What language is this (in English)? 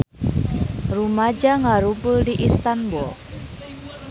Sundanese